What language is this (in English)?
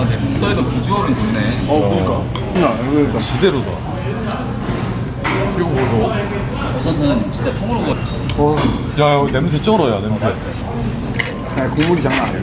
Korean